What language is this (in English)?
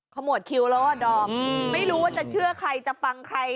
Thai